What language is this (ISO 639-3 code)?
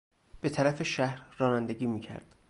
fas